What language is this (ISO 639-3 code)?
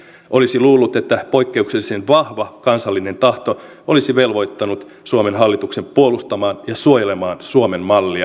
fin